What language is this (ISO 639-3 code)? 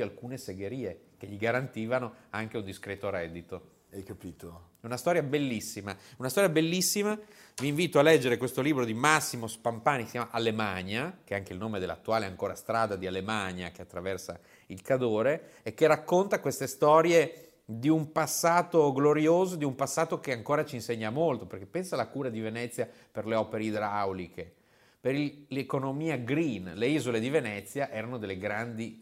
ita